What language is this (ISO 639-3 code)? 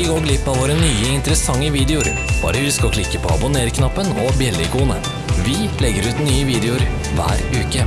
nor